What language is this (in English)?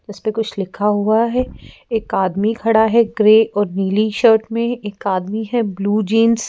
Hindi